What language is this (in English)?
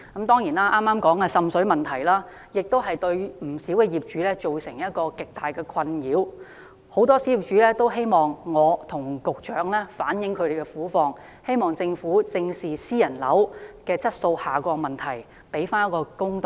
Cantonese